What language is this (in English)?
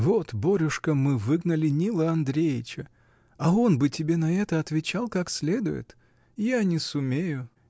Russian